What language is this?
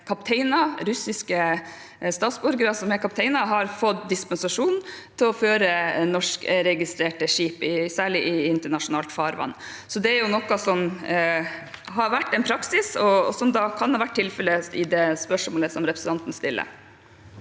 Norwegian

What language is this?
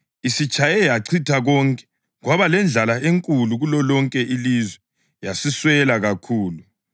North Ndebele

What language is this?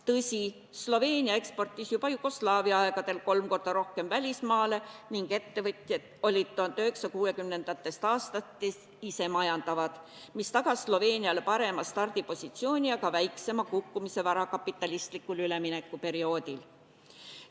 Estonian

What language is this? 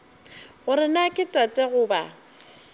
Northern Sotho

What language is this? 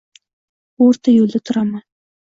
Uzbek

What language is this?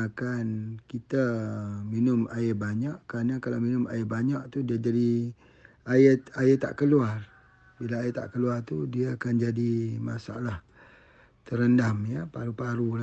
Malay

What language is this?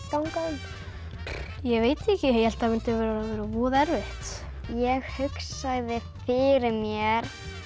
Icelandic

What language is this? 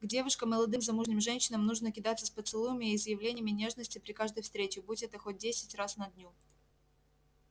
Russian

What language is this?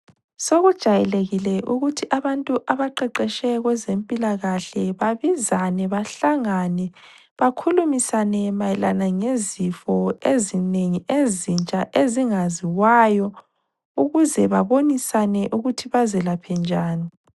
North Ndebele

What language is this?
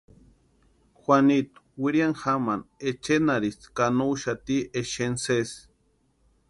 Western Highland Purepecha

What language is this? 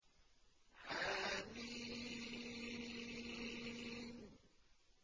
Arabic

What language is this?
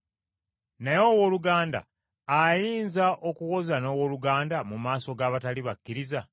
Ganda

